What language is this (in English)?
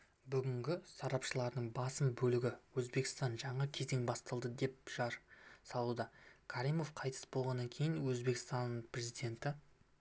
Kazakh